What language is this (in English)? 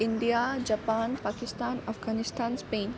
Assamese